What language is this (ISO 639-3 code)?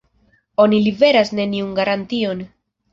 epo